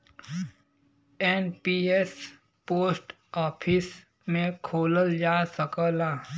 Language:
Bhojpuri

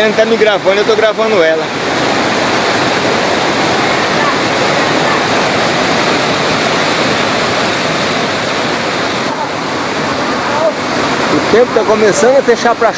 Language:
Portuguese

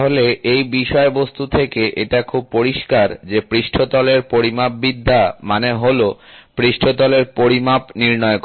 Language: Bangla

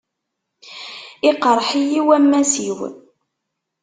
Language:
Kabyle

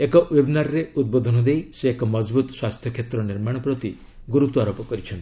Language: Odia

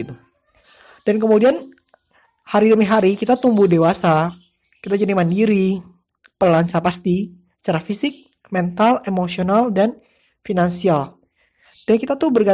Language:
Indonesian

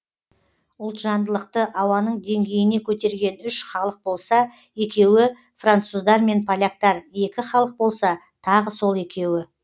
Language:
Kazakh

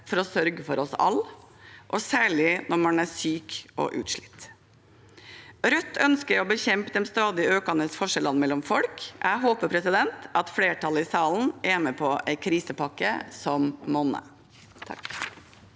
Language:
Norwegian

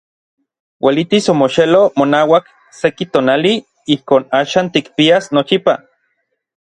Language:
Orizaba Nahuatl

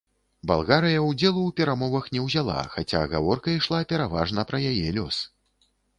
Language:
Belarusian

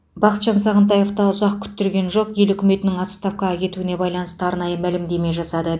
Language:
Kazakh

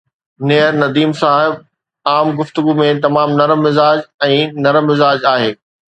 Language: Sindhi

